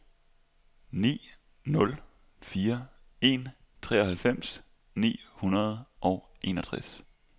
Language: Danish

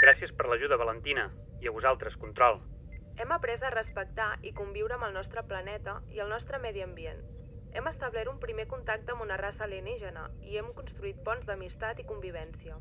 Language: Catalan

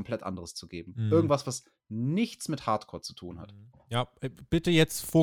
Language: German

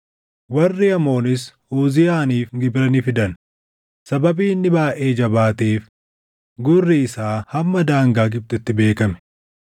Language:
Oromo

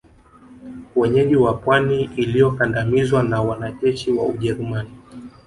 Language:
Swahili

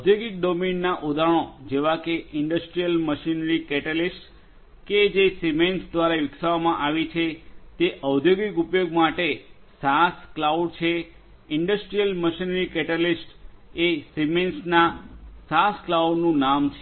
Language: Gujarati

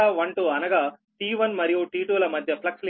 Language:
Telugu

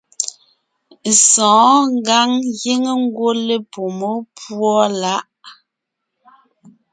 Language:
Ngiemboon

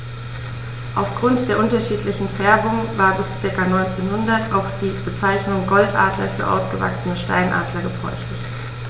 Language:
German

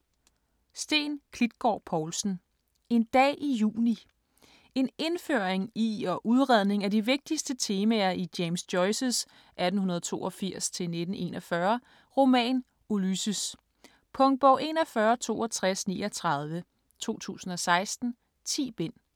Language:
Danish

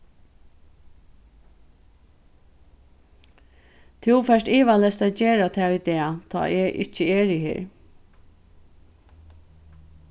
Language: Faroese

